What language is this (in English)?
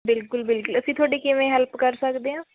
Punjabi